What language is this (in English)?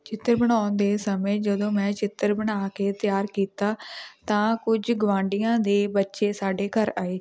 Punjabi